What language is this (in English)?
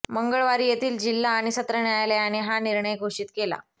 Marathi